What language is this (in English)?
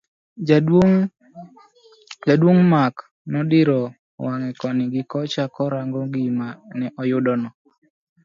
Luo (Kenya and Tanzania)